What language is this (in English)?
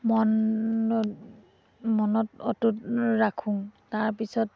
Assamese